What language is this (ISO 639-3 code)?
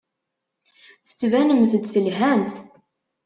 kab